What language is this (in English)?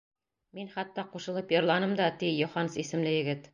Bashkir